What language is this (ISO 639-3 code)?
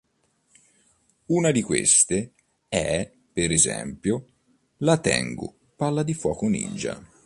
ita